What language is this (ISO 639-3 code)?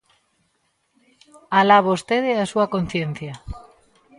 glg